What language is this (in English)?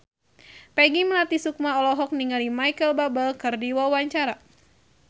Sundanese